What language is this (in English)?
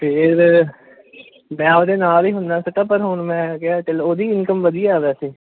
Punjabi